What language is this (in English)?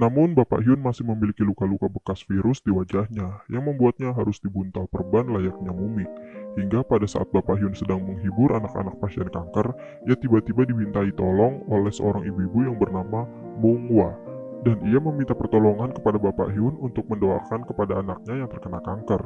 Indonesian